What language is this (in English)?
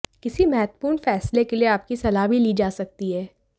Hindi